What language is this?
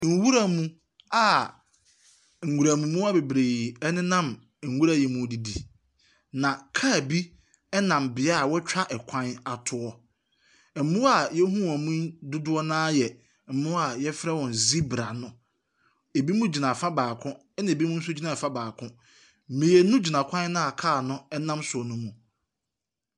Akan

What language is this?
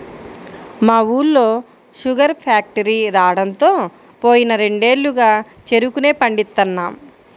Telugu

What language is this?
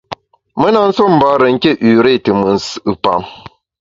Bamun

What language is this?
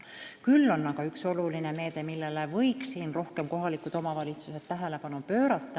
Estonian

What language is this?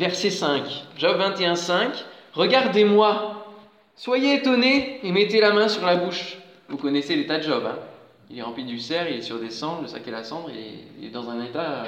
French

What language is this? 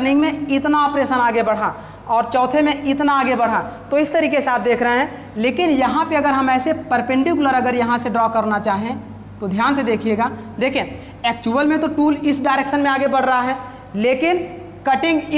Hindi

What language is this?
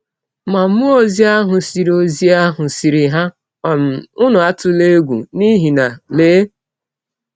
Igbo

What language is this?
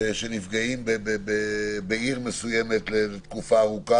Hebrew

